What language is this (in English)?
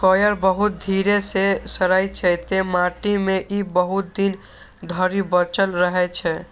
Maithili